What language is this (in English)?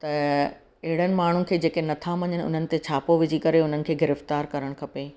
Sindhi